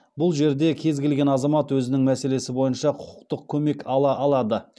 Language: Kazakh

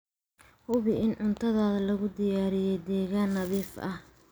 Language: Somali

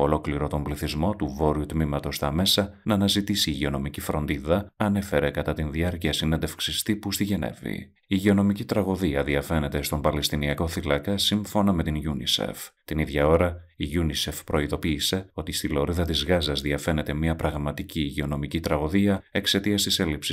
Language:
Greek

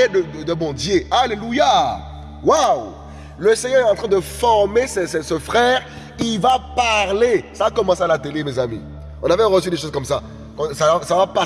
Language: French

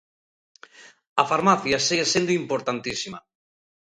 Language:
Galician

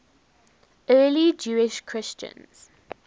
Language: English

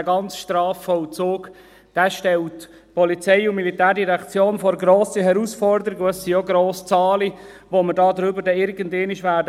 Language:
Swiss German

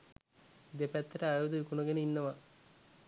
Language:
Sinhala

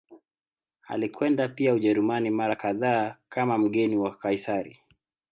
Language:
Swahili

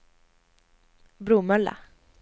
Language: Swedish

